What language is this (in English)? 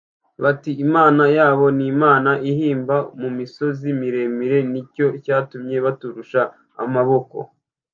Kinyarwanda